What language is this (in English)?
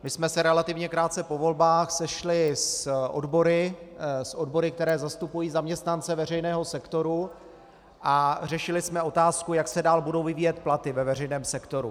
Czech